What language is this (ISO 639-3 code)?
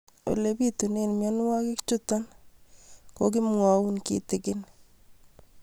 kln